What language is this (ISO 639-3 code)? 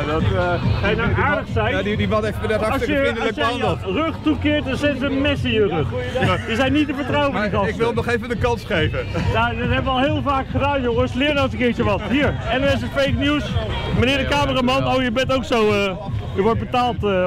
nld